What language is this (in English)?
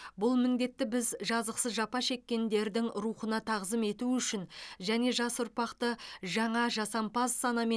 Kazakh